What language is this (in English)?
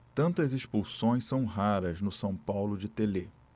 Portuguese